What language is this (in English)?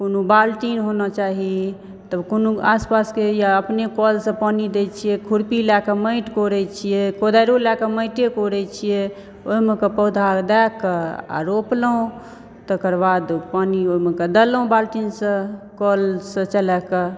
Maithili